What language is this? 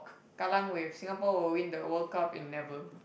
English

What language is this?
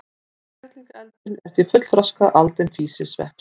Icelandic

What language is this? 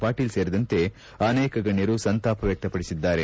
Kannada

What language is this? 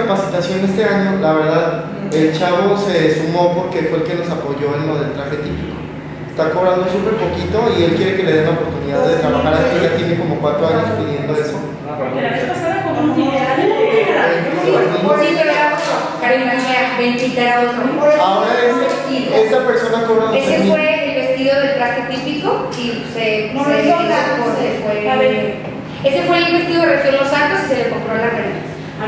Spanish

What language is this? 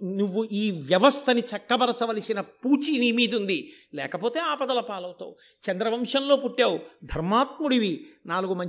Telugu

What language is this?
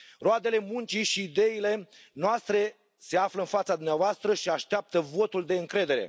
Romanian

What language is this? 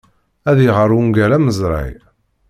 Kabyle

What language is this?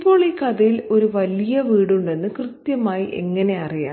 Malayalam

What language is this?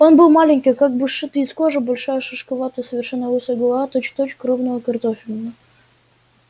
Russian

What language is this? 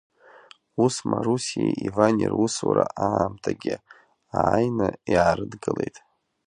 Abkhazian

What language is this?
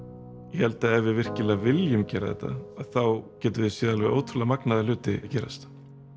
Icelandic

